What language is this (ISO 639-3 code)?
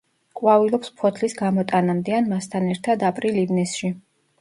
kat